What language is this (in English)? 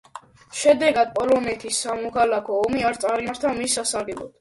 Georgian